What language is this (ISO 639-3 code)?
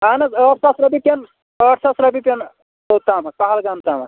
kas